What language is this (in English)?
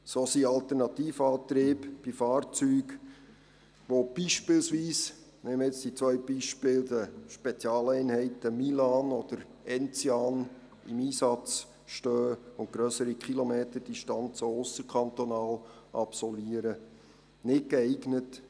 Swiss German